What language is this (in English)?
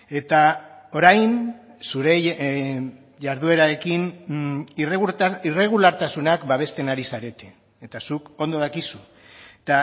Basque